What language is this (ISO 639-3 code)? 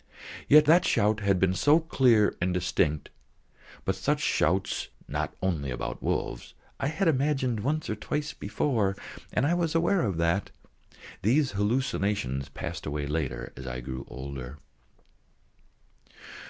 eng